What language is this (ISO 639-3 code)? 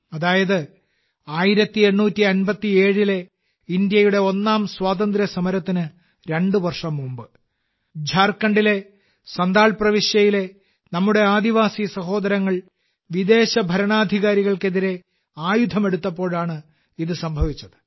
mal